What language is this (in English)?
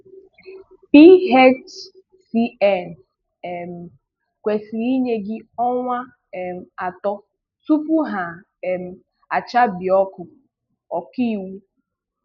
Igbo